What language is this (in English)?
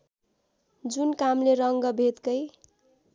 Nepali